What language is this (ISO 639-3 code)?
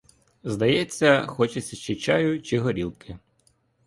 ukr